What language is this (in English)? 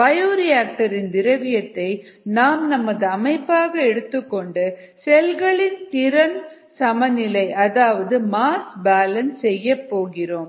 Tamil